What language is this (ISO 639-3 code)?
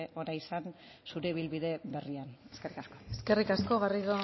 eus